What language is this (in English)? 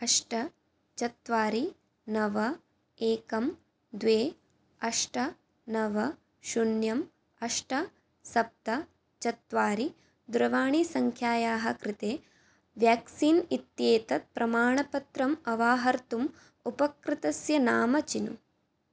Sanskrit